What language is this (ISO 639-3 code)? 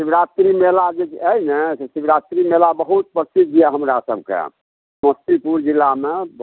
mai